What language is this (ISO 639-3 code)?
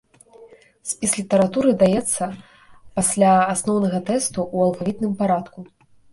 bel